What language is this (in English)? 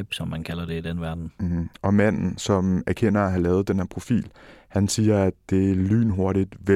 Danish